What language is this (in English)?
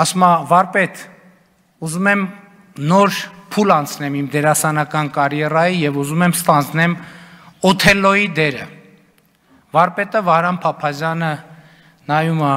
Romanian